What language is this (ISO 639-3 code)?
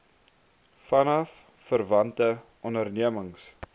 afr